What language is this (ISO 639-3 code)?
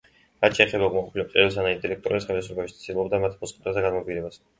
kat